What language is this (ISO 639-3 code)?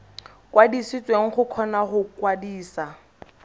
tsn